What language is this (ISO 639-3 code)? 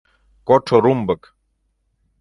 chm